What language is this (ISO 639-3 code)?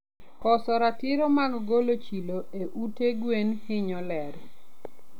luo